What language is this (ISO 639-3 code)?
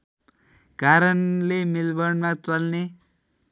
nep